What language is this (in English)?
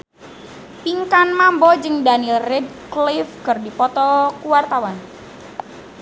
Sundanese